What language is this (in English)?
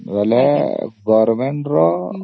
Odia